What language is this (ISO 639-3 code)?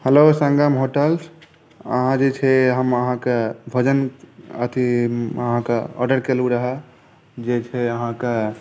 mai